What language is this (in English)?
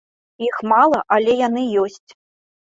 Belarusian